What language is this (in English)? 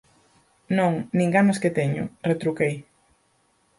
Galician